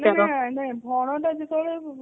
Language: Odia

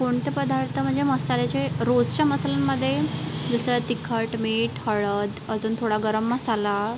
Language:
Marathi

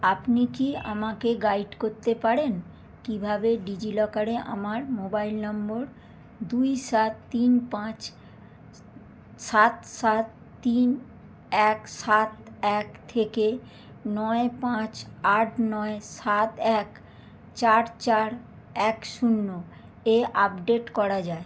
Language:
Bangla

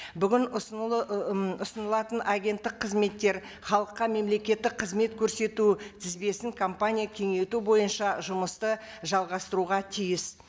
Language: Kazakh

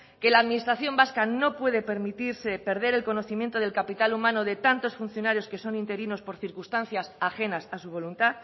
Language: Spanish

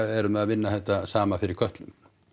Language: Icelandic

